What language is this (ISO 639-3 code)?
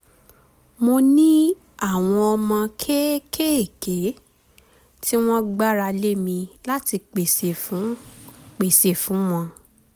yor